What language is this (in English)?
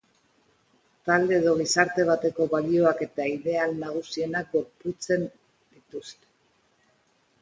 Basque